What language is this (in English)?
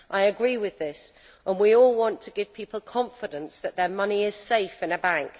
English